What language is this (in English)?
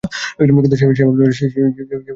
Bangla